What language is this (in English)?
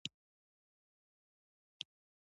Pashto